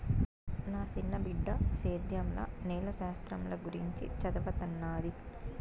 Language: Telugu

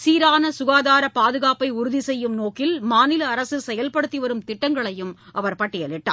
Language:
Tamil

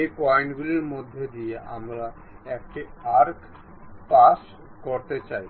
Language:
Bangla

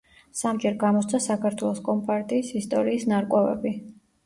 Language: Georgian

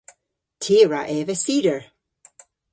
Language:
Cornish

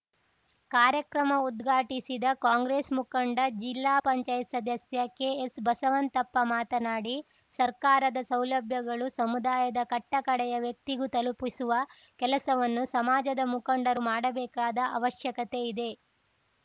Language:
Kannada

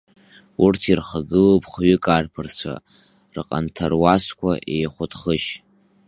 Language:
Abkhazian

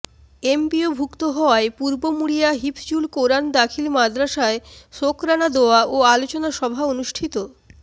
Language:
Bangla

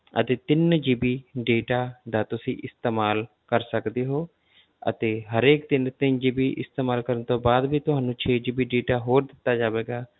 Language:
Punjabi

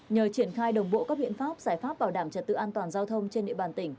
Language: Vietnamese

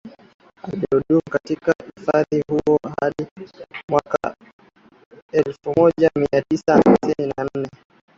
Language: Swahili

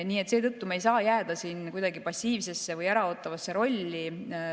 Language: Estonian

